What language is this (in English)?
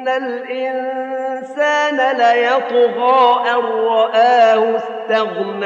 Arabic